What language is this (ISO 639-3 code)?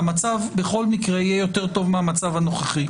heb